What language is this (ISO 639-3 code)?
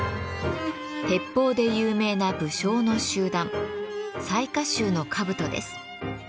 jpn